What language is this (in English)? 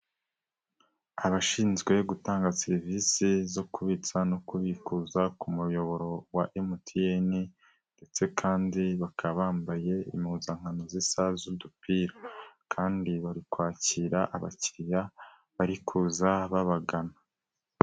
Kinyarwanda